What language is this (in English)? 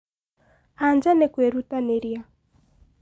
Kikuyu